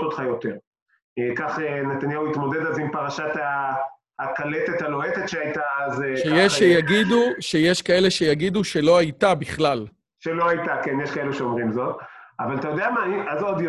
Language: Hebrew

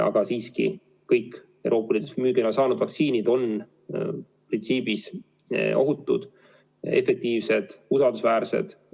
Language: Estonian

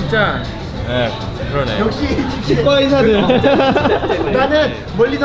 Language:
Korean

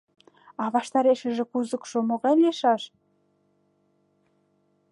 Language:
Mari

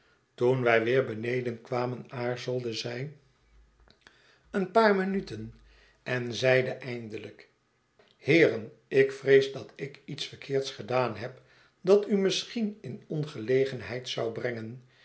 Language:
Dutch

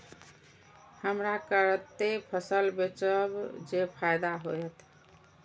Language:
Maithili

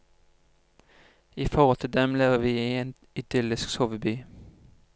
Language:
Norwegian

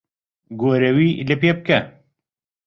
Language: Central Kurdish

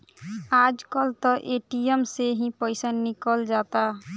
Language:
Bhojpuri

